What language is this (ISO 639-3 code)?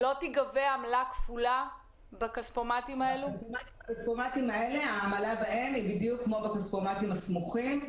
heb